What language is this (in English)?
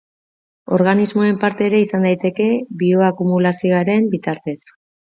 Basque